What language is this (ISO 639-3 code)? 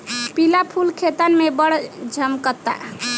bho